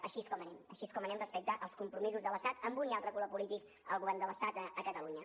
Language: Catalan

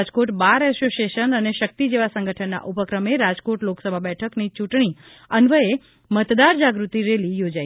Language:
Gujarati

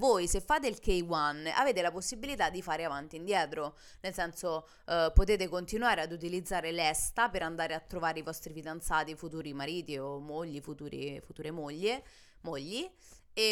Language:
Italian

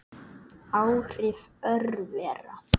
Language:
Icelandic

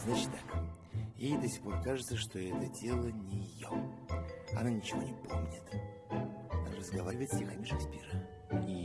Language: Russian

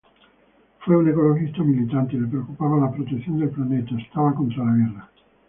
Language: Spanish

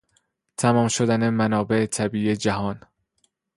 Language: Persian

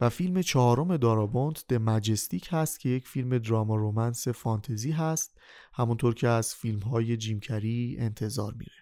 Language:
Persian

